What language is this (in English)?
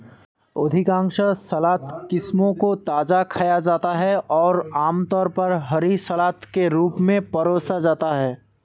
Hindi